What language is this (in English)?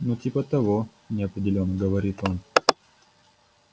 Russian